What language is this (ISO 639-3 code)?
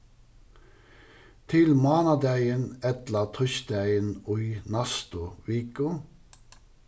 fao